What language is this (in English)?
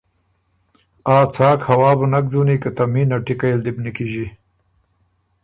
Ormuri